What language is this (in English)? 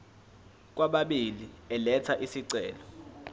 Zulu